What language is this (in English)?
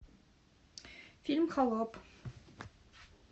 Russian